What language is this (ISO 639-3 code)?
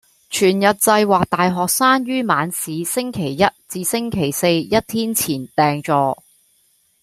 yue